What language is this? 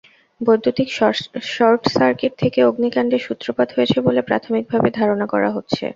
Bangla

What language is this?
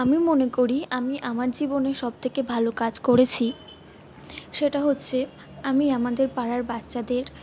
Bangla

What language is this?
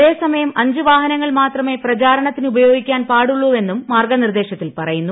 Malayalam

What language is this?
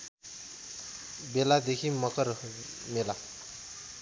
Nepali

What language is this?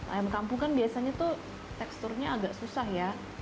Indonesian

